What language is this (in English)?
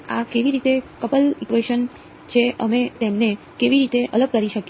Gujarati